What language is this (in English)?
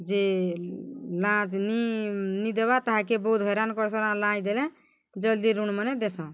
Odia